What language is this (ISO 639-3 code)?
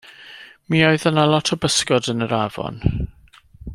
cym